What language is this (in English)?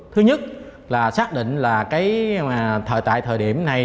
Vietnamese